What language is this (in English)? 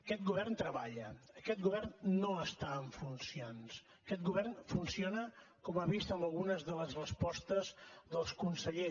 Catalan